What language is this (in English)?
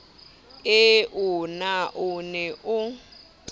Southern Sotho